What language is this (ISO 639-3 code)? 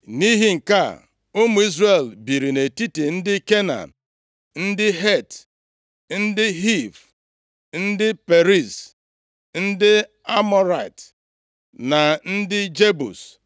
ibo